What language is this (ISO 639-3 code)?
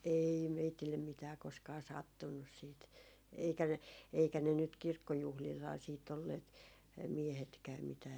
fin